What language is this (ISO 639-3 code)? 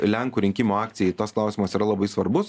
lit